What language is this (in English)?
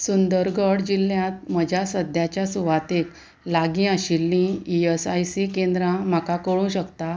Konkani